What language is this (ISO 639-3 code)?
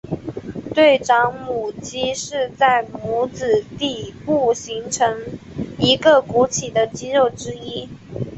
zho